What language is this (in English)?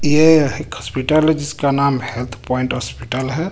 Hindi